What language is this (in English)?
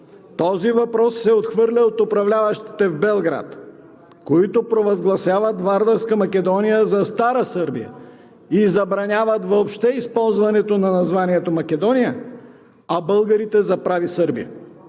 Bulgarian